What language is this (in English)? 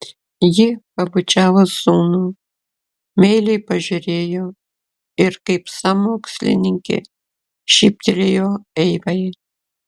Lithuanian